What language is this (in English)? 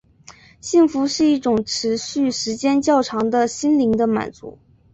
Chinese